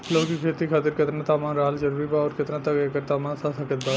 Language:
Bhojpuri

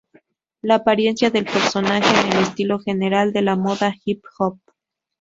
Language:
Spanish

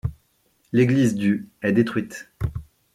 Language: French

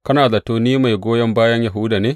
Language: Hausa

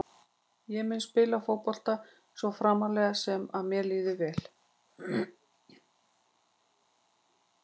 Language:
Icelandic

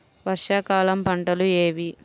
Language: Telugu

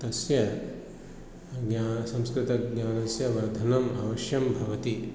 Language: Sanskrit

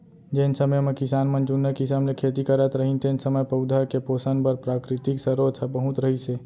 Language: Chhattisgarhi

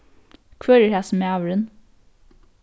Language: Faroese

